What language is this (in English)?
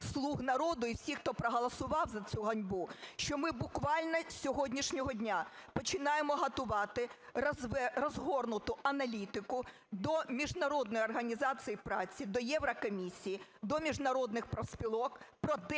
Ukrainian